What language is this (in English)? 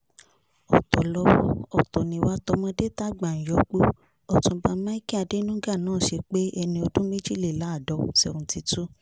Yoruba